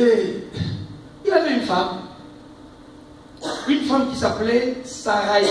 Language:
French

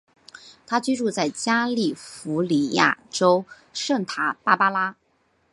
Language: Chinese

